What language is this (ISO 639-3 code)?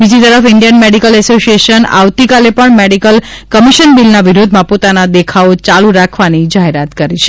guj